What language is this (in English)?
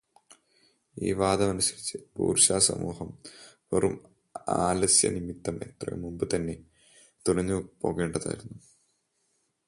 Malayalam